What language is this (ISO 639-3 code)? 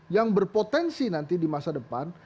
ind